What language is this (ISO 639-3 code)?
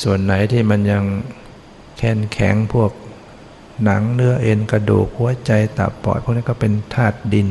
tha